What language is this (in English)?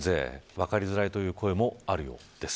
Japanese